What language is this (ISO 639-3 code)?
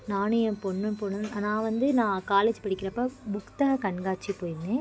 tam